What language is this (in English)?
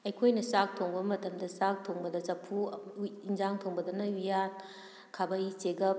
Manipuri